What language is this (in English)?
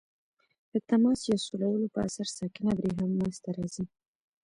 Pashto